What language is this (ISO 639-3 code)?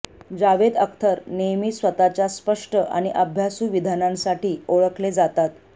mar